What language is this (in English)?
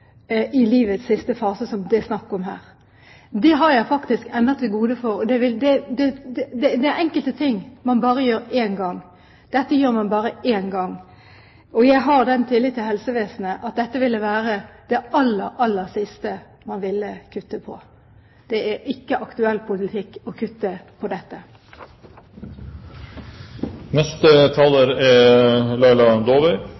Norwegian Bokmål